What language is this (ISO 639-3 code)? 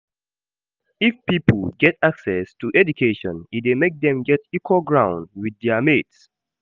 pcm